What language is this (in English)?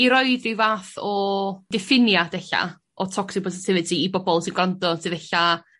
Welsh